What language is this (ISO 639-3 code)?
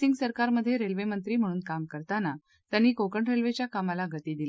mar